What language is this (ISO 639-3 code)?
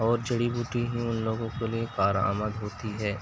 urd